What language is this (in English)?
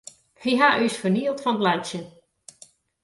Western Frisian